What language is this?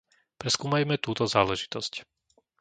Slovak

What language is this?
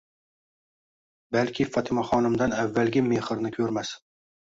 Uzbek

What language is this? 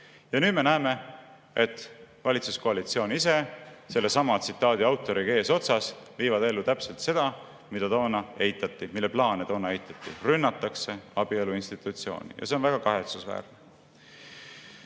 Estonian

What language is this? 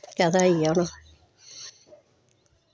Dogri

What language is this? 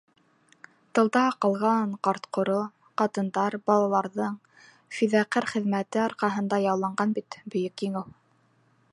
Bashkir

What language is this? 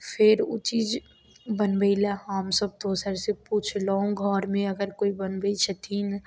Maithili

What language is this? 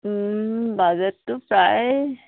Assamese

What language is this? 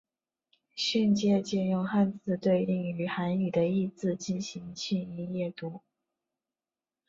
Chinese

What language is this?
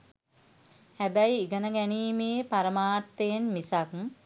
Sinhala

